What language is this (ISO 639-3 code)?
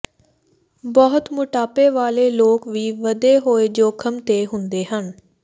pan